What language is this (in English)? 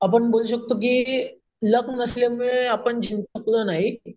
Marathi